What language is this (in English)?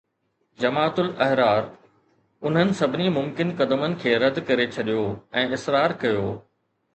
Sindhi